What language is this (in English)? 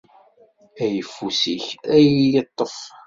Kabyle